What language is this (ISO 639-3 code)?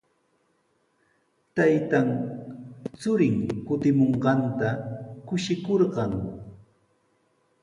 qws